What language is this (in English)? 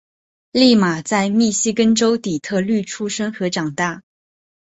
Chinese